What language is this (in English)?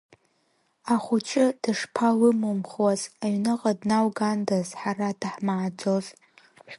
Abkhazian